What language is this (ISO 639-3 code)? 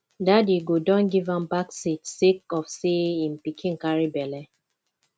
pcm